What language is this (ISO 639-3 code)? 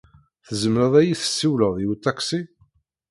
kab